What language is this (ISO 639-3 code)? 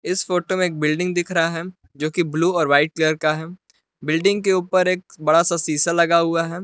hin